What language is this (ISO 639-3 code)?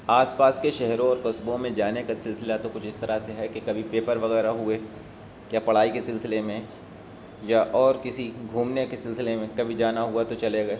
urd